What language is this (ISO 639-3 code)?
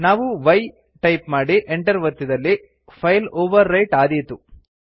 kan